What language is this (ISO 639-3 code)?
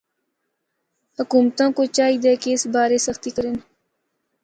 hno